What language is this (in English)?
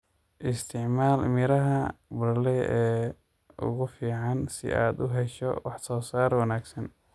Somali